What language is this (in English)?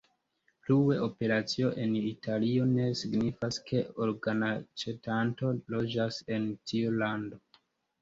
Esperanto